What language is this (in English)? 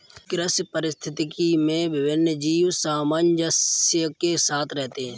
Hindi